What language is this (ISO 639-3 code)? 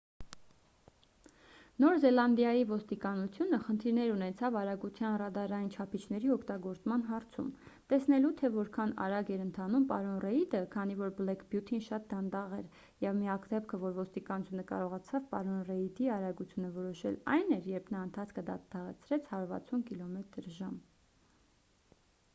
hye